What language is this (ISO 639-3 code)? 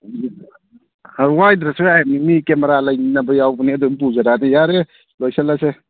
mni